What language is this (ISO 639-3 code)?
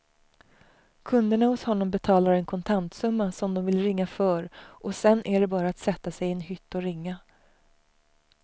swe